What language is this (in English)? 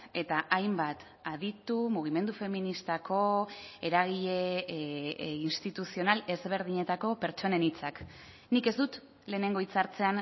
Basque